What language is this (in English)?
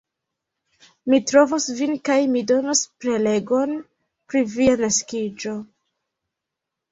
Esperanto